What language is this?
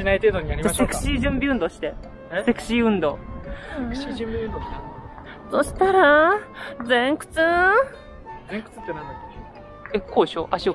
Japanese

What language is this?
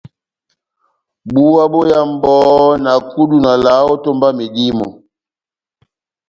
Batanga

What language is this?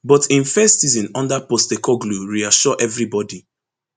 Nigerian Pidgin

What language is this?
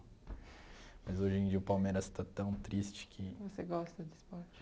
Portuguese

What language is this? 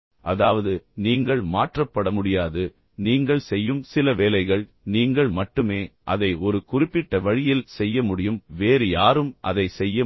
Tamil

